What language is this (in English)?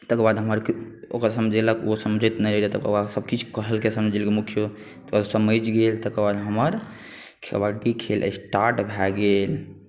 Maithili